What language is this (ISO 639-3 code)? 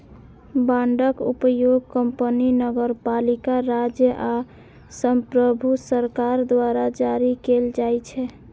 mai